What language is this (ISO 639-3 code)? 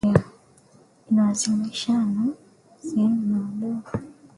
swa